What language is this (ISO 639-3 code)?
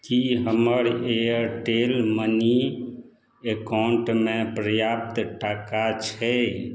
mai